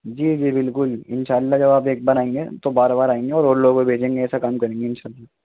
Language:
Urdu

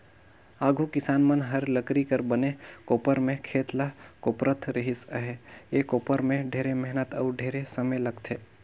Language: Chhattisgarhi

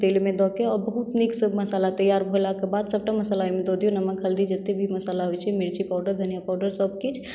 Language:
Maithili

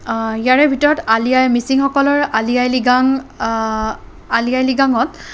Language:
Assamese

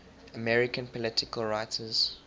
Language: English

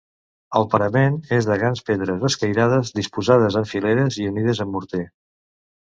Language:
Catalan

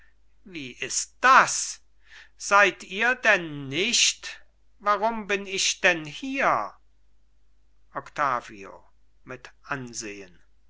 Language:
German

